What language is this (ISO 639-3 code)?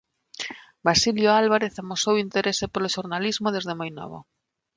glg